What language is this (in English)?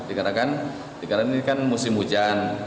Indonesian